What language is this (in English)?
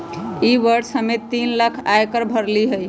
Magahi